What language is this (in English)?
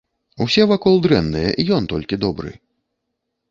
Belarusian